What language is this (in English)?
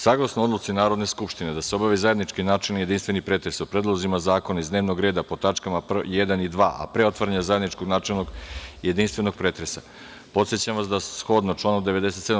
Serbian